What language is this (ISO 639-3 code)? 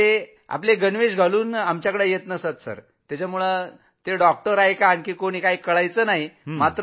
mar